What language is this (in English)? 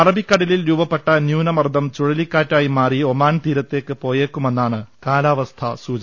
Malayalam